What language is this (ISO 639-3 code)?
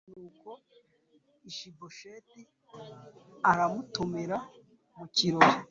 kin